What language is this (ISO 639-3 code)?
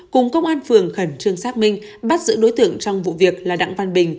vie